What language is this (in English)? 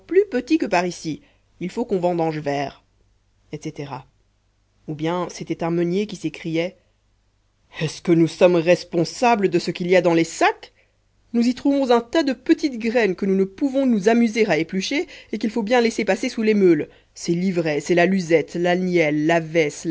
French